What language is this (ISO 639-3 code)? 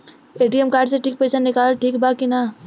bho